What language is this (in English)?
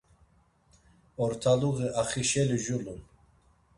Laz